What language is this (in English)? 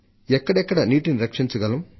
Telugu